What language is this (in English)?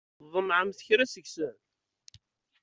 Kabyle